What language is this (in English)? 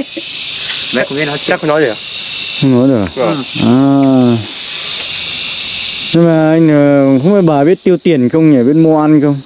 Vietnamese